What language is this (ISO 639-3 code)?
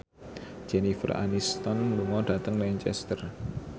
jav